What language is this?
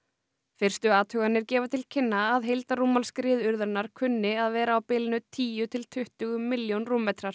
Icelandic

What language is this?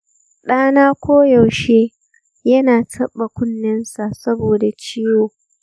Hausa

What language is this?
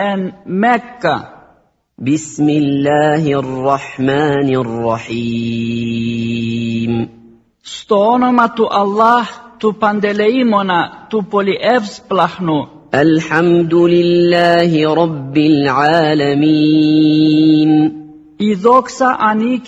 Greek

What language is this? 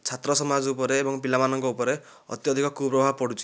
Odia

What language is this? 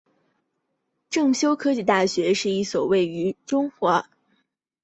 Chinese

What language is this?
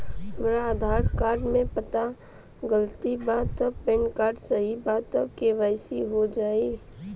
Bhojpuri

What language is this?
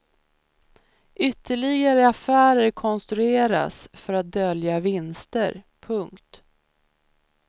Swedish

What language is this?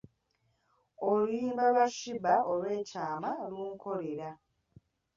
Ganda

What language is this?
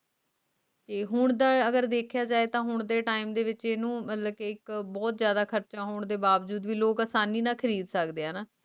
Punjabi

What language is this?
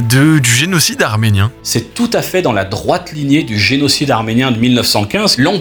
French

